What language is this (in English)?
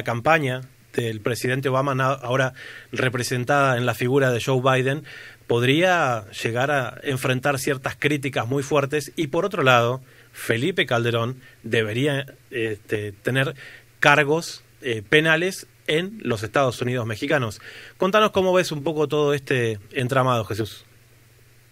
Spanish